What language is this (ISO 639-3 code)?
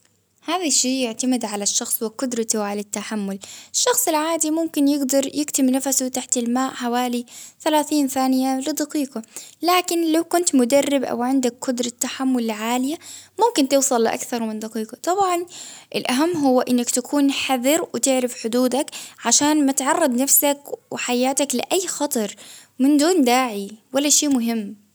abv